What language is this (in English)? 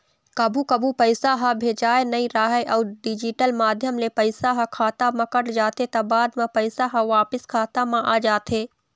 Chhattisgarhi